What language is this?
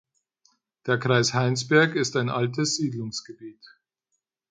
German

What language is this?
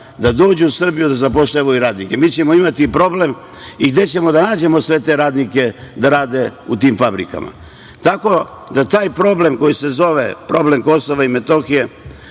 Serbian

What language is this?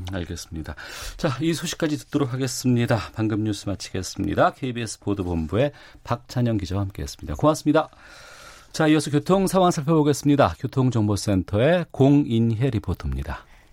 Korean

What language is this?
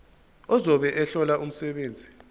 Zulu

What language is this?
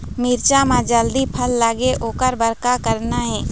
Chhattisgarhi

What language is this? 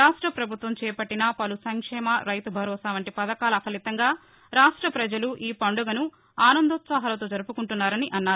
Telugu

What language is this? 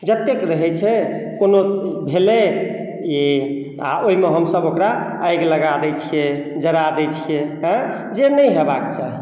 Maithili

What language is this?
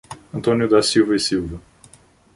Portuguese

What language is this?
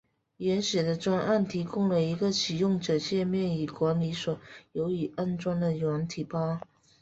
Chinese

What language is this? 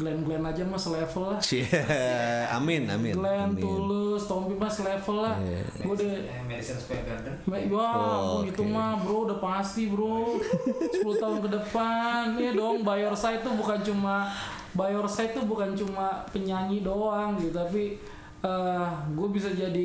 Indonesian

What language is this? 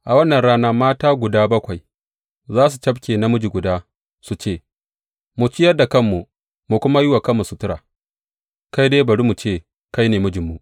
Hausa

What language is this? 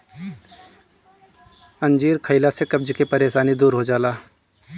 Bhojpuri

